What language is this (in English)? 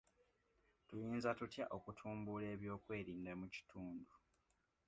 Ganda